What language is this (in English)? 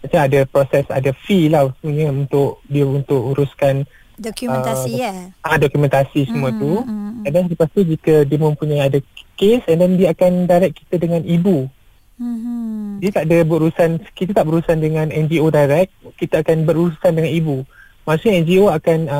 Malay